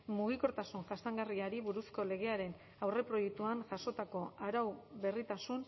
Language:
Basque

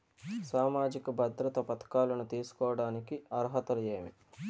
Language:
Telugu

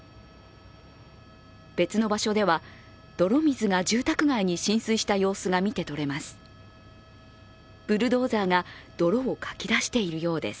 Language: Japanese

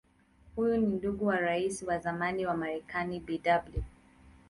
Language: Swahili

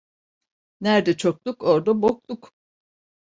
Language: Turkish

